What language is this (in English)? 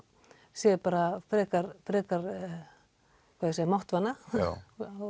Icelandic